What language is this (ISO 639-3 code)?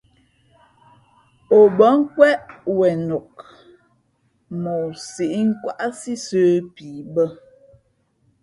fmp